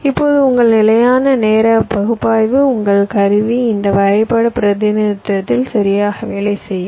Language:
Tamil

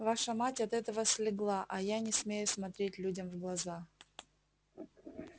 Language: Russian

